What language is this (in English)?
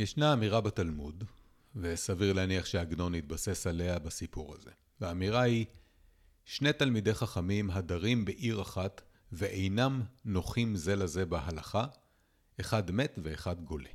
Hebrew